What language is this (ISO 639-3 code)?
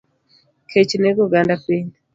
luo